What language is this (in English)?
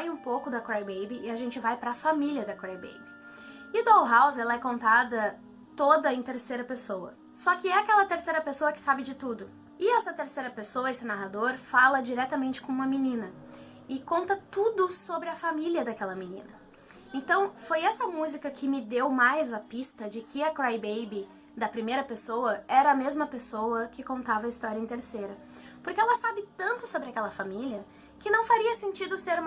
Portuguese